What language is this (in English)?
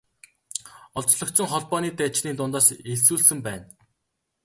Mongolian